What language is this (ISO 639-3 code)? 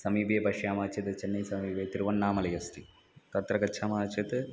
san